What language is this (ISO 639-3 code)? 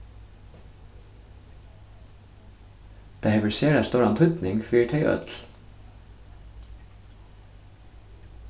fao